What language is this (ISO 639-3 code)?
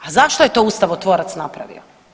hrv